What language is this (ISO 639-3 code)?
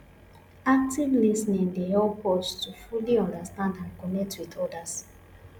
pcm